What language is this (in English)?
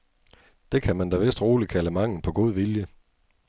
Danish